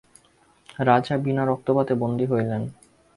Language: Bangla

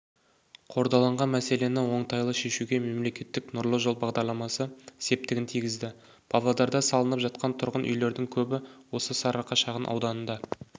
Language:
Kazakh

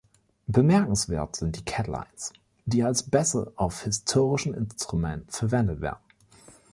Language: German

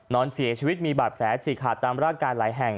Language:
Thai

